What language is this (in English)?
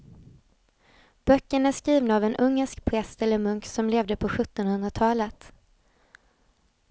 Swedish